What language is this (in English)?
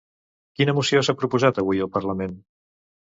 Catalan